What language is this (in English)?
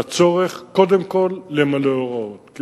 Hebrew